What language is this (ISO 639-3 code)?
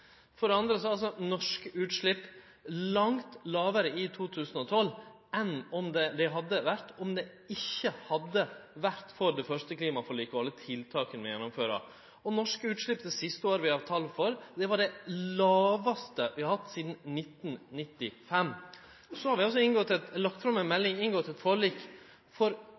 nno